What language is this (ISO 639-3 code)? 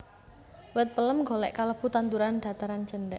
jav